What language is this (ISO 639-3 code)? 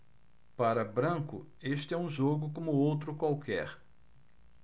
por